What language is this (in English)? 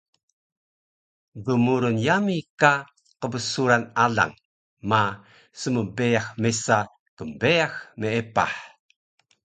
Taroko